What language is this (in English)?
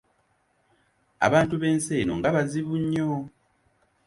Ganda